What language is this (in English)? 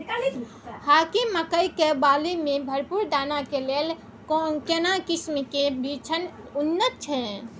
Maithili